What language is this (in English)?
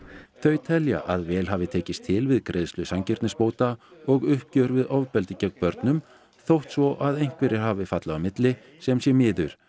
Icelandic